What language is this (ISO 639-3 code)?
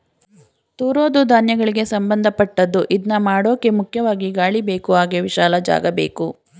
kan